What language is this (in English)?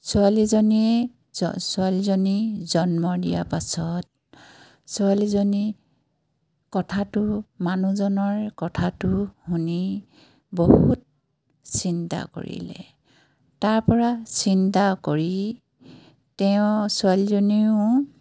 Assamese